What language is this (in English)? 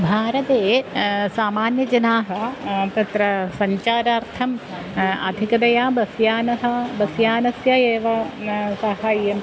Sanskrit